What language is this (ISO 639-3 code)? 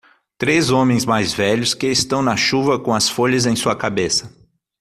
por